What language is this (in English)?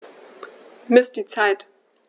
German